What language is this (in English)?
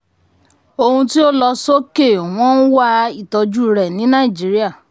Yoruba